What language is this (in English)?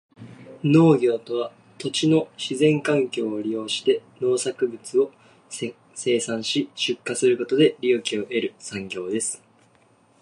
Japanese